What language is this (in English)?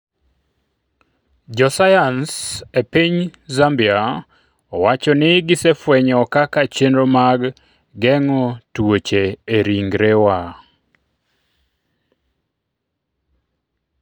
Luo (Kenya and Tanzania)